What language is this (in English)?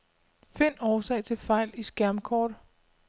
Danish